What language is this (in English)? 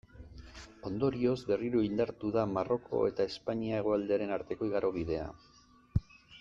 Basque